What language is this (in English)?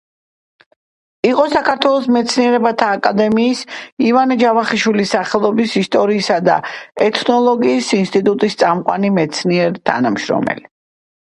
Georgian